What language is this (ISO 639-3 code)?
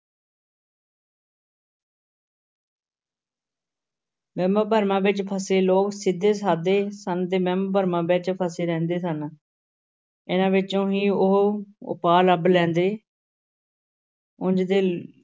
pan